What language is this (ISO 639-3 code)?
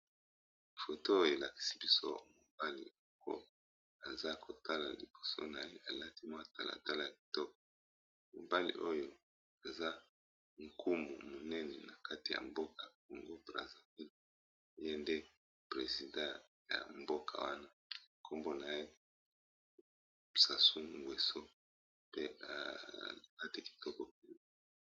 lin